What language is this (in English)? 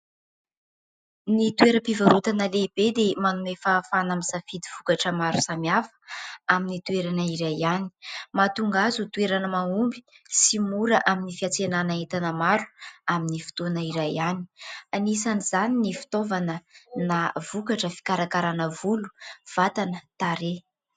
Malagasy